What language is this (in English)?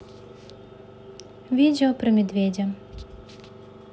Russian